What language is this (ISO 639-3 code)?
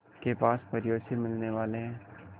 hin